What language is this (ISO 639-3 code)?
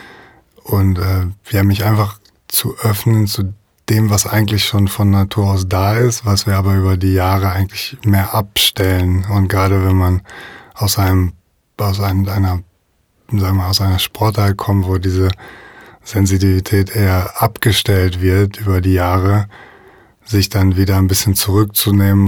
deu